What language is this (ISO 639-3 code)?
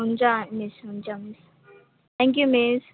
nep